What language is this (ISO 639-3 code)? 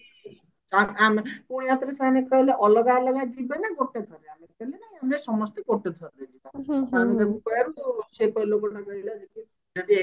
ori